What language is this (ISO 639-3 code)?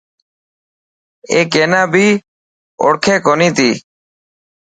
mki